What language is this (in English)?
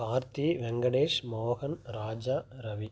Tamil